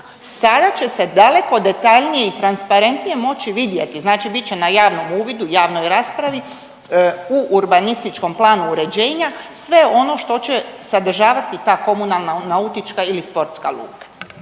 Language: Croatian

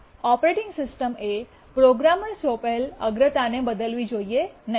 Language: Gujarati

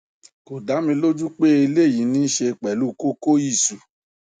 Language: Yoruba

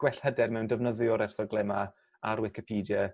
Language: Welsh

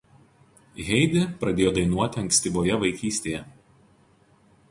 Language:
Lithuanian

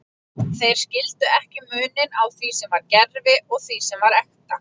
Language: Icelandic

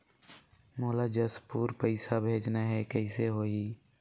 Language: Chhattisgarhi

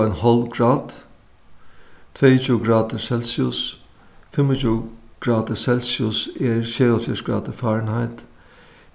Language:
Faroese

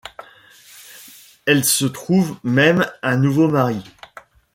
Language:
French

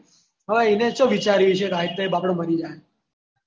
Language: Gujarati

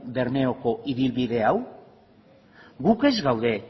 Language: Basque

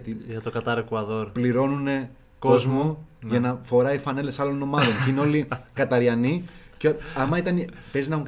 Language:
Greek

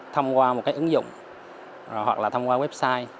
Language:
Vietnamese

